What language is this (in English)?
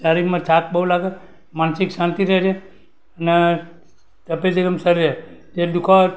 Gujarati